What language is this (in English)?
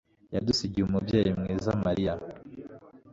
Kinyarwanda